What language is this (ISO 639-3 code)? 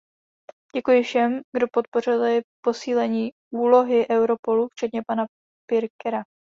ces